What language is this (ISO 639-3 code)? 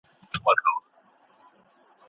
pus